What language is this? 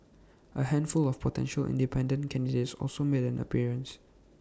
English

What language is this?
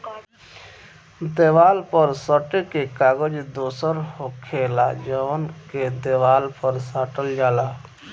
Bhojpuri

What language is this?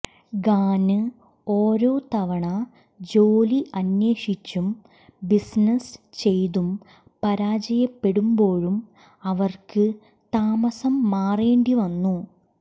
Malayalam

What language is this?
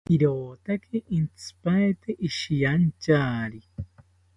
South Ucayali Ashéninka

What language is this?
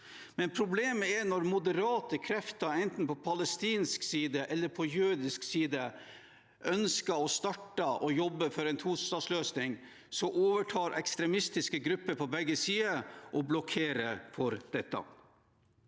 Norwegian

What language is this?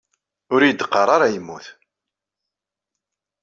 Kabyle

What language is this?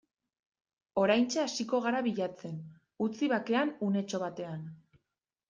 Basque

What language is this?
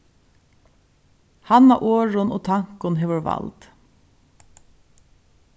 Faroese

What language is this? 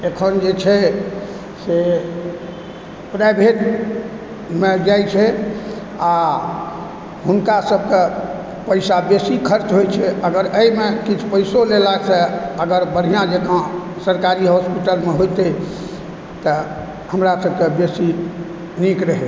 Maithili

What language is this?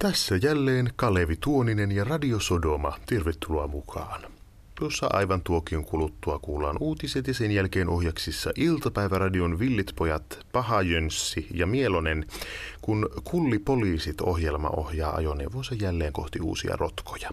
Finnish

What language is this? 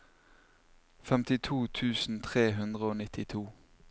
Norwegian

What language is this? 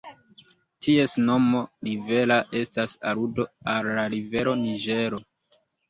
Esperanto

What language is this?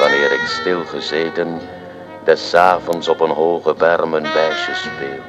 Dutch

